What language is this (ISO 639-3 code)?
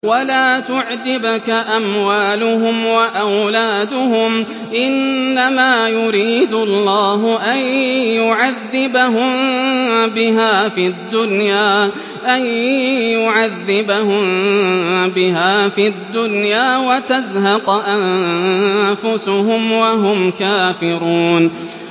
ara